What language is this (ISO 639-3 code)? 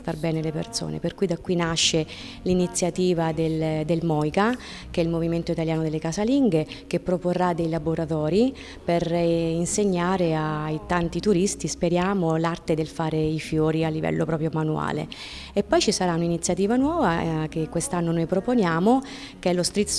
ita